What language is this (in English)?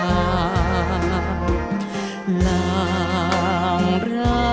Thai